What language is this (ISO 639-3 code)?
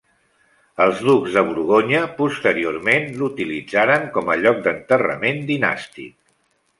cat